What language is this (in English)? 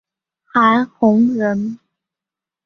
Chinese